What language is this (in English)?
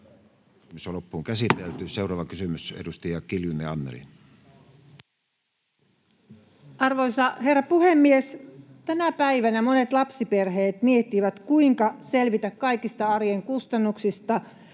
Finnish